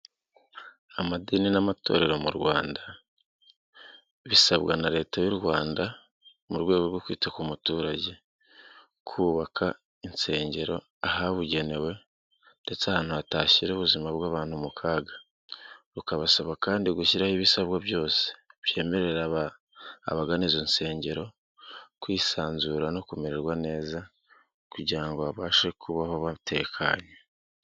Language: Kinyarwanda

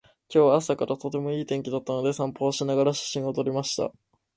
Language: Japanese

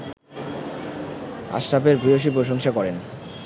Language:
Bangla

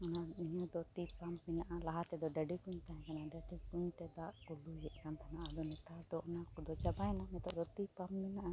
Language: Santali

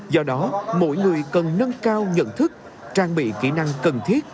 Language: Vietnamese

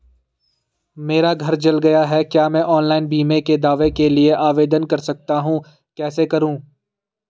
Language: Hindi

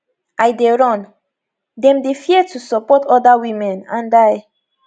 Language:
Nigerian Pidgin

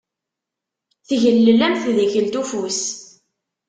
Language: Kabyle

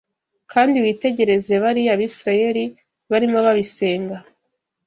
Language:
Kinyarwanda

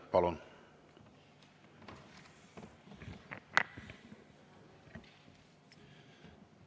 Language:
Estonian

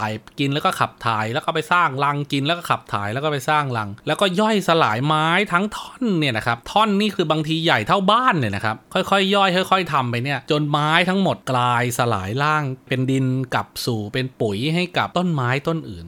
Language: Thai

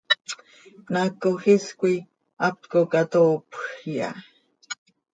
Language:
Seri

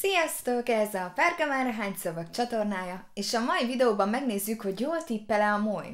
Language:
Hungarian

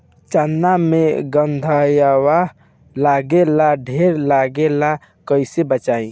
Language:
Bhojpuri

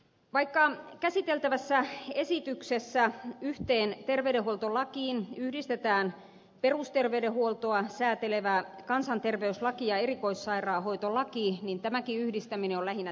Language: Finnish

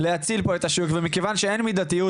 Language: Hebrew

